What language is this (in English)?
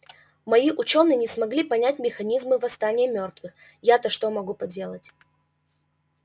Russian